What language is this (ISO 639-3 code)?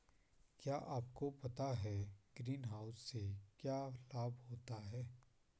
hin